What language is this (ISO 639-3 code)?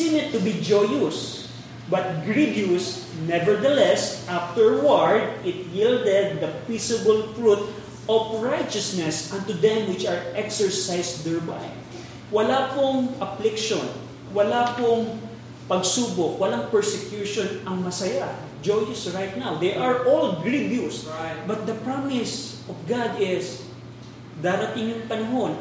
fil